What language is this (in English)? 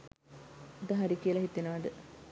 Sinhala